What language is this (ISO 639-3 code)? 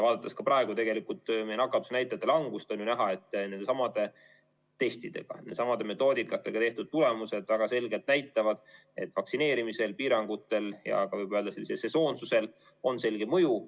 est